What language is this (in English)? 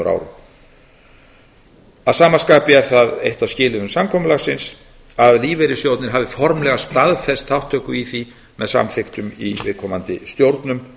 Icelandic